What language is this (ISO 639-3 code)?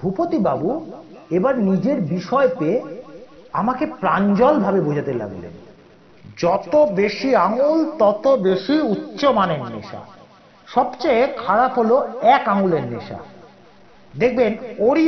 ben